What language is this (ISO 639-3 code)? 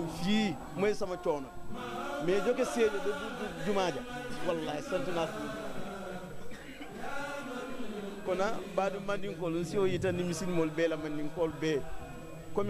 ara